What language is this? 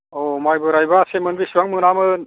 Bodo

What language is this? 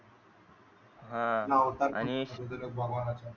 Marathi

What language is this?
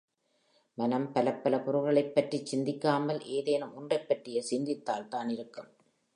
Tamil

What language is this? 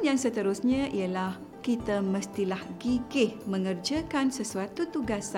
Malay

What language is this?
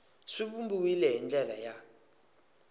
Tsonga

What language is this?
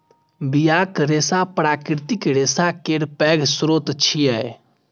Maithili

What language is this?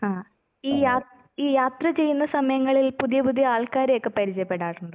Malayalam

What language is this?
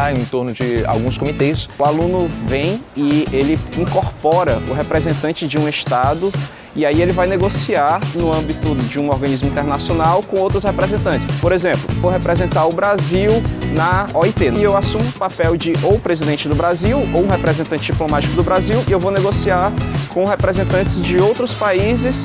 Portuguese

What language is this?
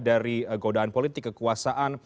Indonesian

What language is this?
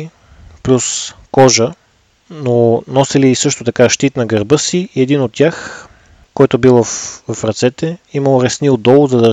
Bulgarian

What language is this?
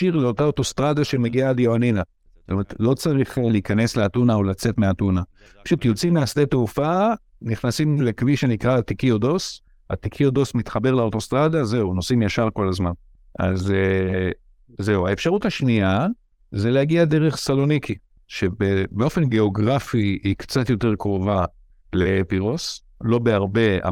Hebrew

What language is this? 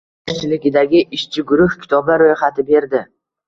Uzbek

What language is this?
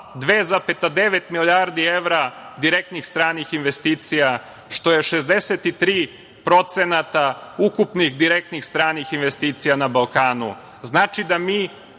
Serbian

